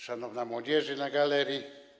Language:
Polish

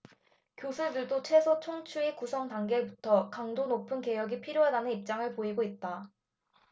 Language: Korean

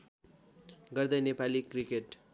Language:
Nepali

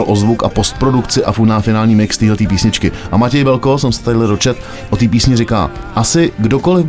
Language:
Czech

